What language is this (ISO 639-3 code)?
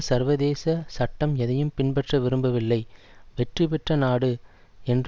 tam